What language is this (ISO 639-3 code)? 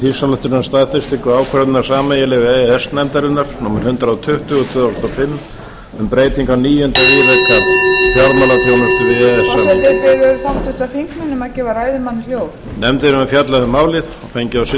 isl